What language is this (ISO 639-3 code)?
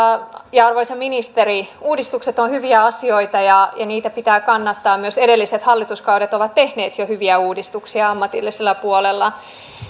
fin